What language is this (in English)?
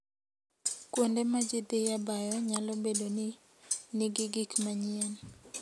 Luo (Kenya and Tanzania)